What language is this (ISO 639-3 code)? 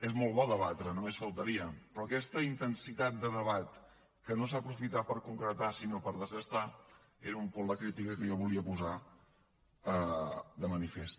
cat